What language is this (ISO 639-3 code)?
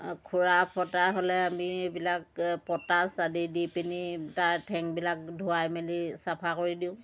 asm